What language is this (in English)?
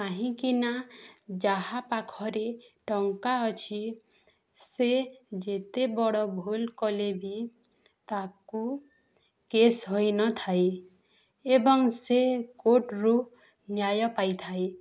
Odia